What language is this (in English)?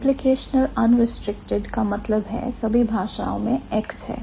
Hindi